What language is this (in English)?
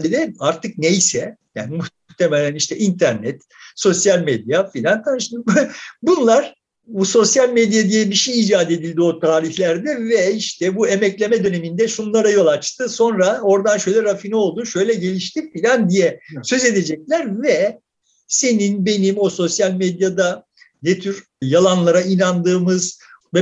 Turkish